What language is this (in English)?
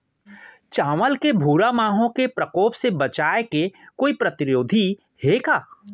Chhattisgarhi